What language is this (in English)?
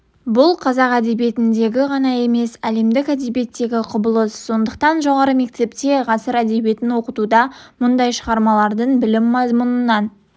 Kazakh